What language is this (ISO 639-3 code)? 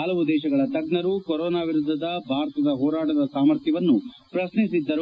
kan